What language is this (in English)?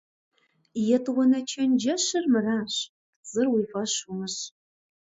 Kabardian